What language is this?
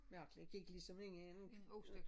Danish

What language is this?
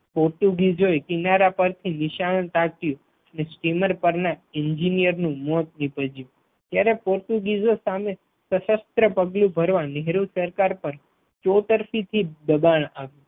Gujarati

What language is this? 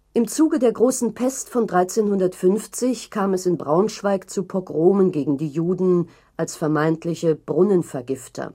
German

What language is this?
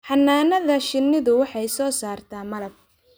Somali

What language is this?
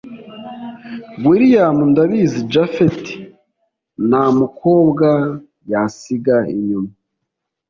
Kinyarwanda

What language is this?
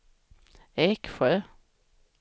Swedish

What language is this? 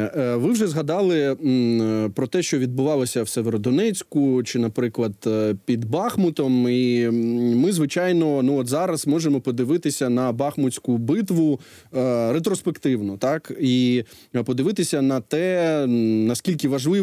Ukrainian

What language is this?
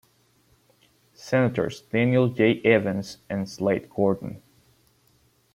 English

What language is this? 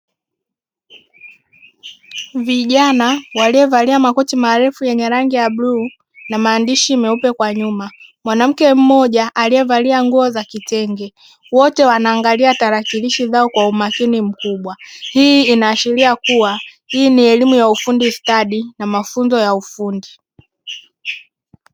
Swahili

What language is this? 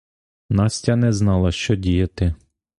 Ukrainian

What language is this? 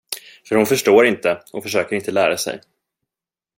Swedish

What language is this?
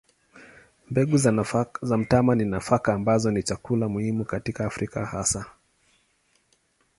Swahili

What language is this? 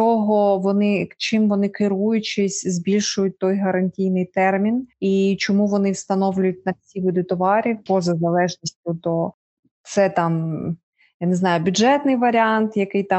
Ukrainian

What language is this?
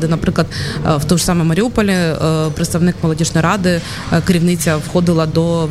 Ukrainian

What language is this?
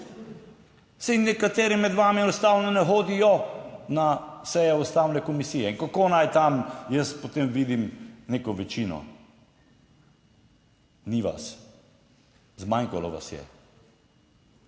Slovenian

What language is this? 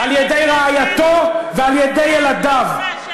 Hebrew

